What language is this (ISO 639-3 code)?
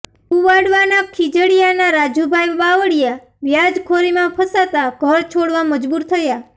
guj